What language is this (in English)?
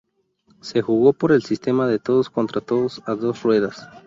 Spanish